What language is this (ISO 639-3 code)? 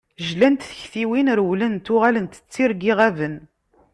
kab